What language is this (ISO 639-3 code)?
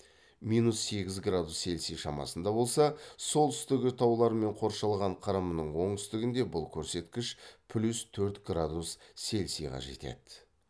kaz